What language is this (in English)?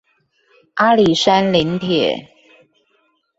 Chinese